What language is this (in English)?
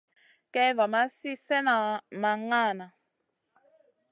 Masana